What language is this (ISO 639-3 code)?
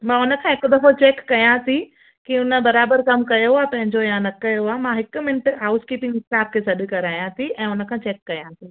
snd